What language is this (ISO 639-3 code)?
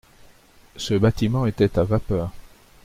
fra